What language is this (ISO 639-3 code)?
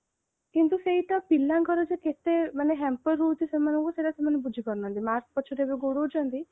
ori